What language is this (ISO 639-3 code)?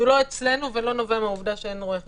heb